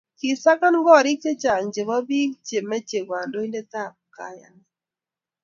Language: Kalenjin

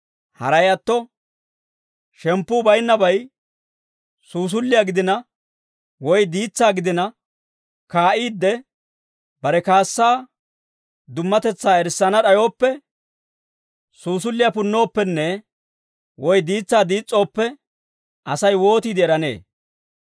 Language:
Dawro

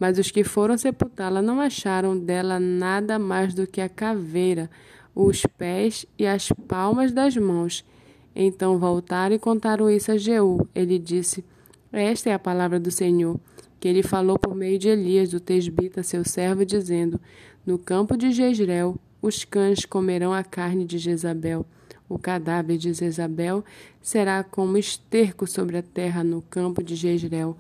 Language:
Portuguese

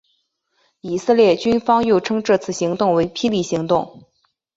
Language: Chinese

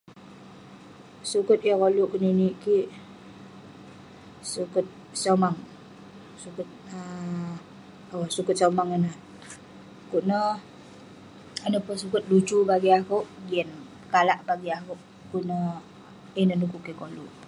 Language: Western Penan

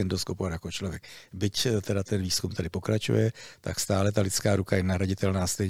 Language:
Czech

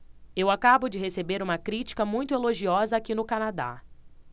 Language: Portuguese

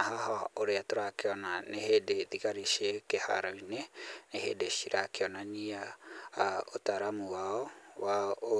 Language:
Kikuyu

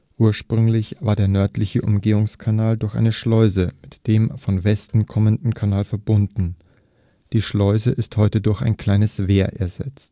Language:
German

